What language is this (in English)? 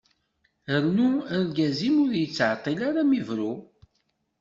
Kabyle